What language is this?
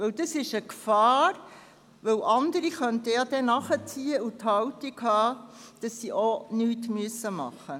Swiss German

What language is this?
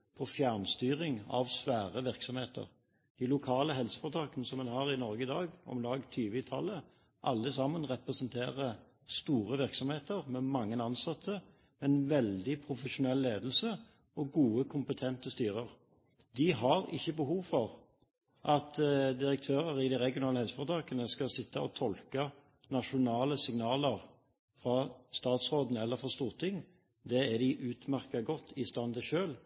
Norwegian Bokmål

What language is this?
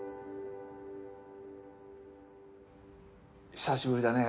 Japanese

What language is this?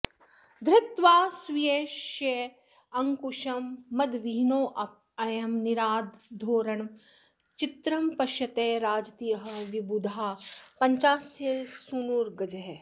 Sanskrit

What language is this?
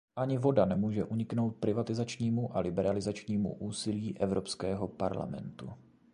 Czech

